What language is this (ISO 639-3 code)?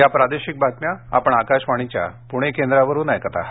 mar